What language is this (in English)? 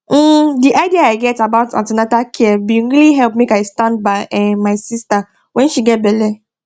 Nigerian Pidgin